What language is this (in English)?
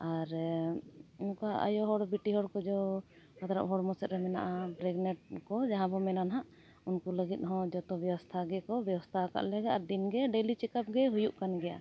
Santali